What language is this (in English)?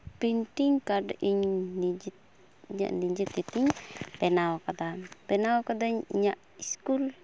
Santali